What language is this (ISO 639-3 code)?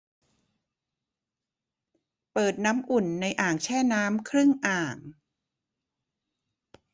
tha